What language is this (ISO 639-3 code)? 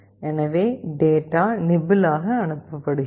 tam